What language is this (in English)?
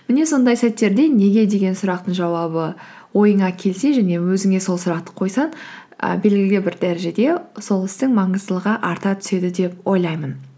Kazakh